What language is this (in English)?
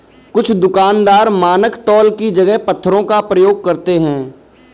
Hindi